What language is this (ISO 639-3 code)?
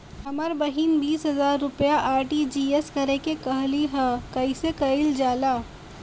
bho